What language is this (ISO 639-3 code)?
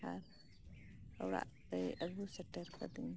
sat